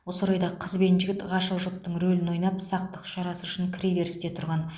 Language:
Kazakh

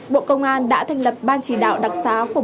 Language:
Vietnamese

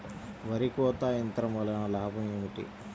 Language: Telugu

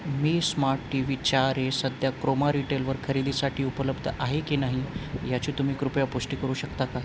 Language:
Marathi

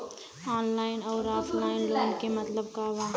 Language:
Bhojpuri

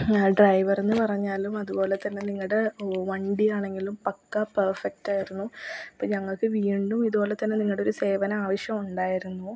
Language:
Malayalam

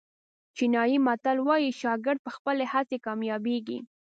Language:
Pashto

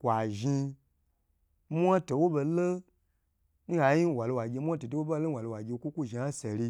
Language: Gbagyi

